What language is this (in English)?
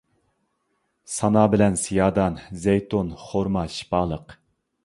Uyghur